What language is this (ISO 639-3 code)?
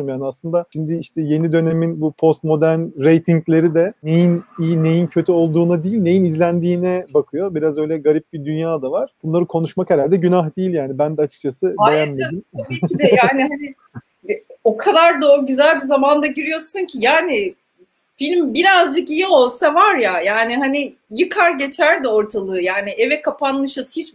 tur